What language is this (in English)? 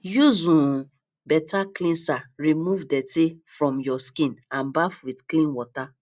Nigerian Pidgin